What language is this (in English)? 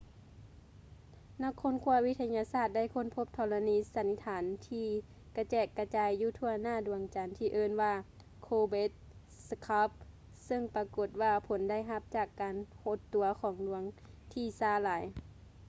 Lao